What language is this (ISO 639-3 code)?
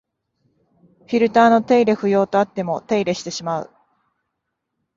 jpn